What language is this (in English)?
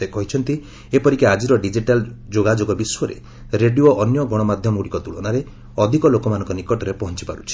Odia